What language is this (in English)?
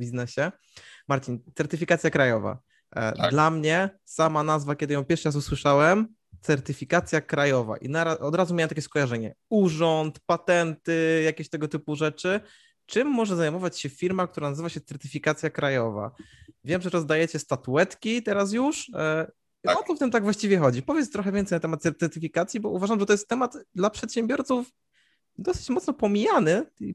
Polish